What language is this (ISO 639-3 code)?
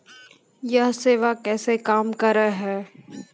mai